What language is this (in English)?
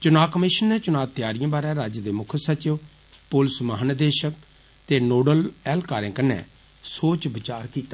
Dogri